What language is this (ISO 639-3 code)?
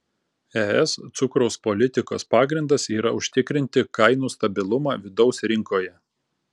lit